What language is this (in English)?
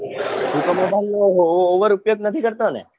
Gujarati